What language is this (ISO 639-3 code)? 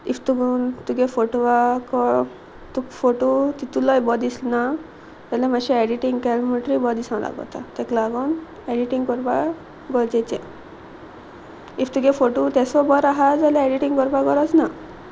kok